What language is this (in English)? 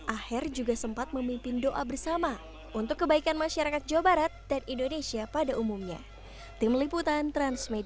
Indonesian